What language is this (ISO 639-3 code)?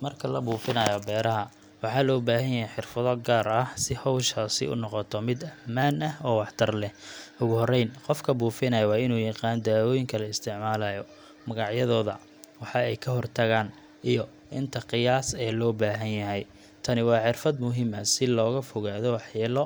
som